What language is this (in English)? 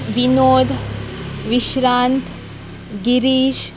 Konkani